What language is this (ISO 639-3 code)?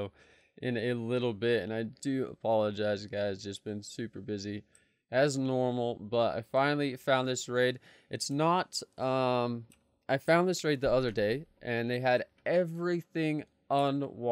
eng